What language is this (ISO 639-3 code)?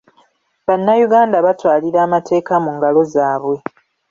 lug